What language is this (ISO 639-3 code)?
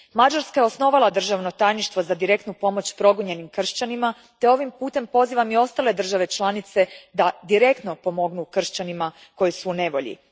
hrv